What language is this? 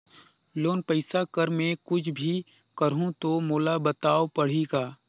Chhattisgarhi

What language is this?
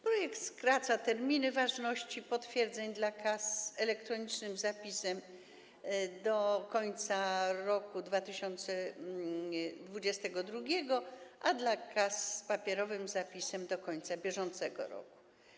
Polish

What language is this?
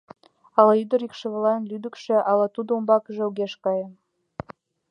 Mari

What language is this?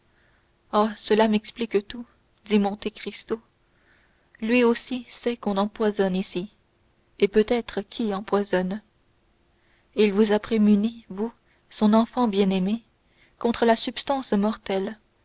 French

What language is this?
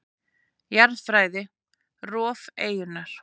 Icelandic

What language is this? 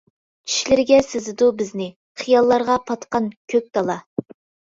Uyghur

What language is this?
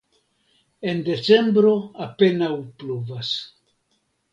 Esperanto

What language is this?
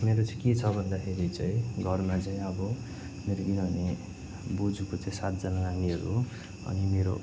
Nepali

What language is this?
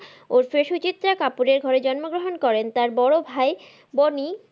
Bangla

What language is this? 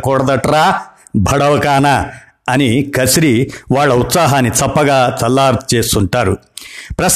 Telugu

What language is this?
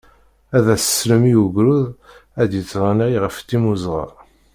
Kabyle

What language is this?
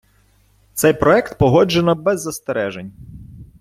Ukrainian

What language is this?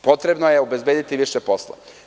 Serbian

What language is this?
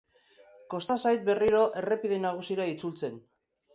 Basque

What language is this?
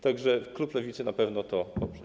Polish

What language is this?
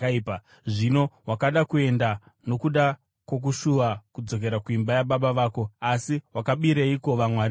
Shona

